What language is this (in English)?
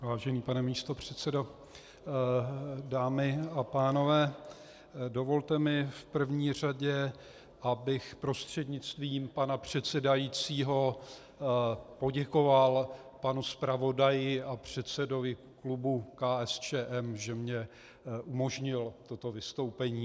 Czech